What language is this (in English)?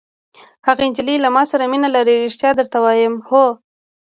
Pashto